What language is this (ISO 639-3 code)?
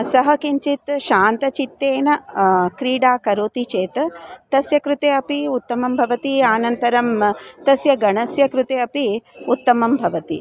san